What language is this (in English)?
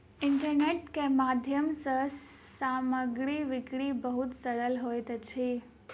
Maithili